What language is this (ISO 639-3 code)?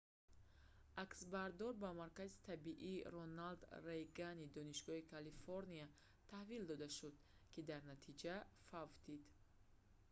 tgk